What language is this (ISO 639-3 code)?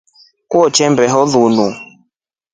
rof